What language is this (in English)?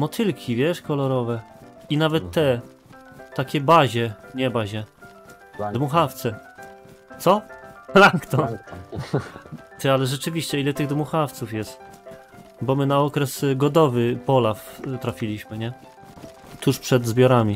Polish